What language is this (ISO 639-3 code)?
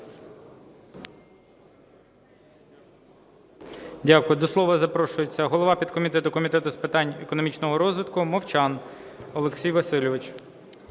ukr